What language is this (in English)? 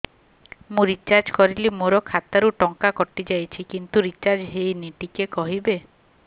Odia